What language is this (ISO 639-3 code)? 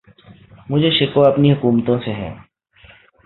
urd